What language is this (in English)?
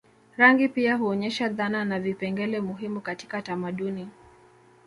Swahili